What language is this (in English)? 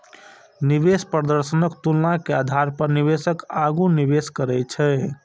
Maithili